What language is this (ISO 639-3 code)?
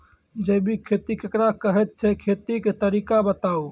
mai